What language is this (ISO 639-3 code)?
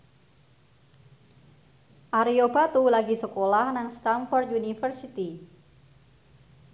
jav